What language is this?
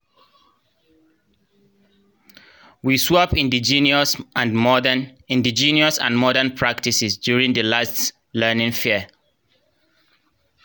Nigerian Pidgin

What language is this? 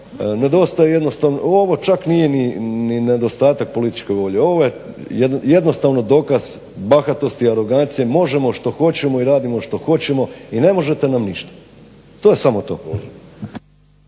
Croatian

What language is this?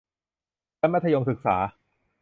Thai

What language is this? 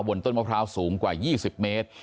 Thai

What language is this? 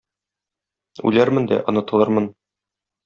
Tatar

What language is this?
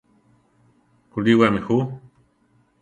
Central Tarahumara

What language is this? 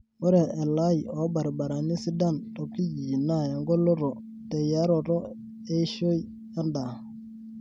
Masai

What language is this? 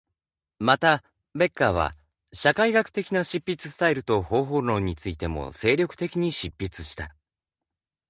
Japanese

